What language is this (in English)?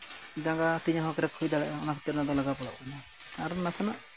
Santali